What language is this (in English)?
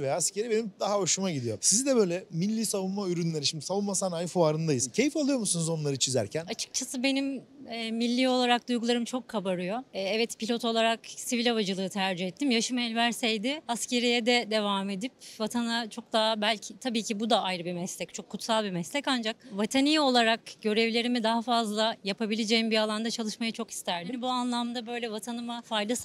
Turkish